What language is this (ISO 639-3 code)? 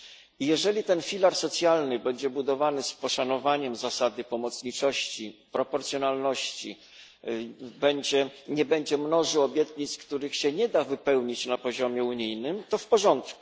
pol